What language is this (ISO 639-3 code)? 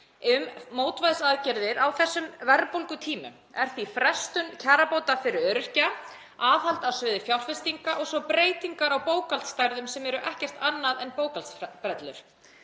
isl